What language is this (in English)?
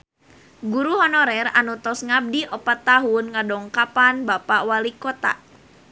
Sundanese